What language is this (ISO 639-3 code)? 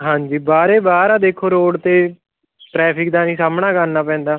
pan